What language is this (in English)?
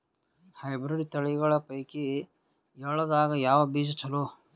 Kannada